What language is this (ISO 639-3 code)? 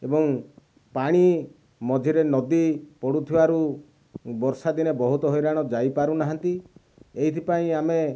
ori